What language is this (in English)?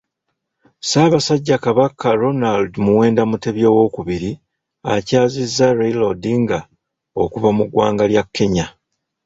Ganda